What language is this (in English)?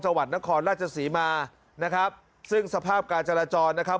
Thai